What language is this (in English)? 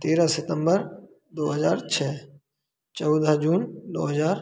Hindi